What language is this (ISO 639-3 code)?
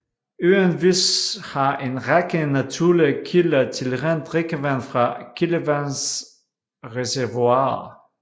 dan